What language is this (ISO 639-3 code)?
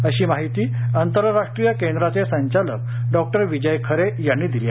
mar